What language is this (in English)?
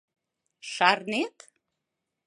Mari